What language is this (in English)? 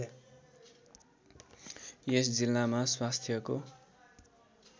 Nepali